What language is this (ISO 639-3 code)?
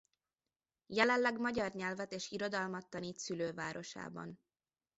hun